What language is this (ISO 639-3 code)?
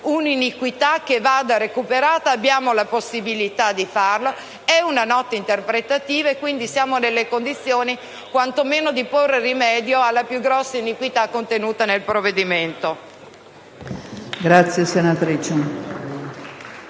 ita